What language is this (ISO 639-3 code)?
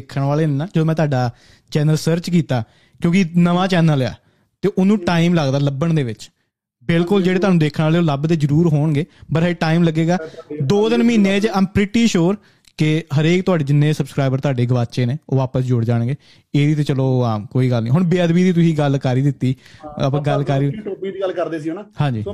pan